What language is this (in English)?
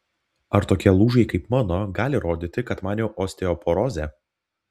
Lithuanian